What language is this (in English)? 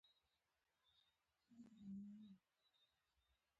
Pashto